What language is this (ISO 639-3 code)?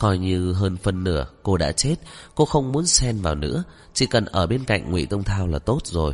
vie